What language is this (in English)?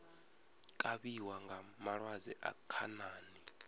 Venda